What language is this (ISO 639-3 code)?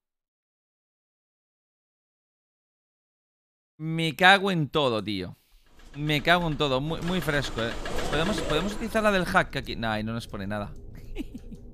spa